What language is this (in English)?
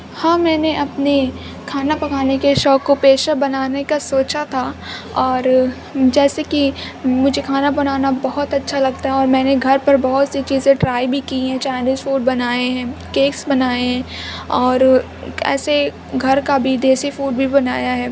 Urdu